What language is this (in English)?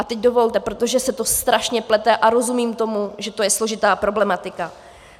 Czech